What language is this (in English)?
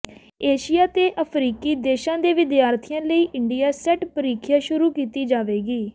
Punjabi